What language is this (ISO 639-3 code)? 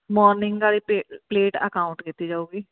pan